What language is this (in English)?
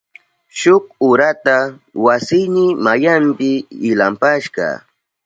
Southern Pastaza Quechua